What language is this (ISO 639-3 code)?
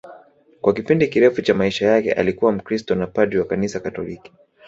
swa